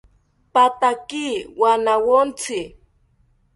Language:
South Ucayali Ashéninka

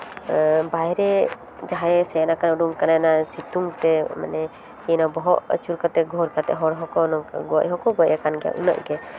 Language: Santali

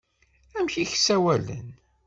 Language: Kabyle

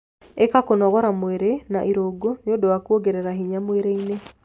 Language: Kikuyu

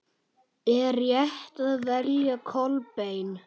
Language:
Icelandic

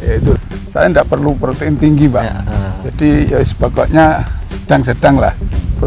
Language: Indonesian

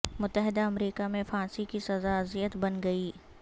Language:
Urdu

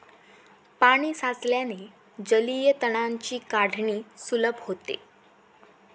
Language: Marathi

